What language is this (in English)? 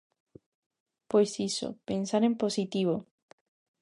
Galician